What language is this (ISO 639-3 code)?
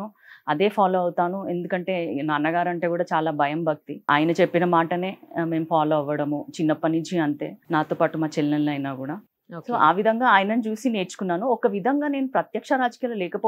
tel